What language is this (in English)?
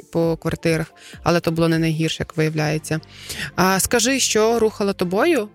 Ukrainian